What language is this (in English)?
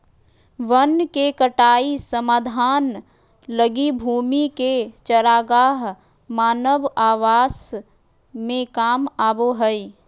Magahi